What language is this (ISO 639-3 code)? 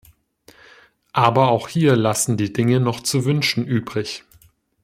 deu